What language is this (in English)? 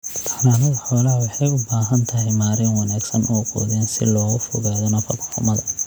Somali